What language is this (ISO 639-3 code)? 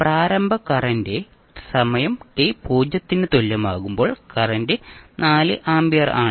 mal